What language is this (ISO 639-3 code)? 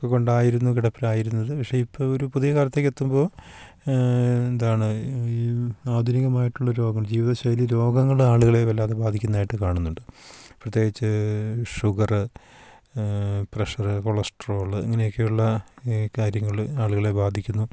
mal